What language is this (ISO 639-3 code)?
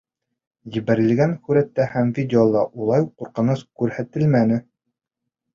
bak